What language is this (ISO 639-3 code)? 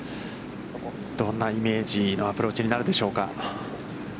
jpn